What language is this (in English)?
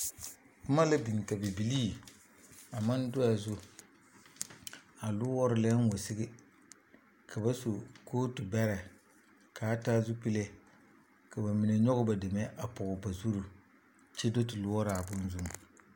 Southern Dagaare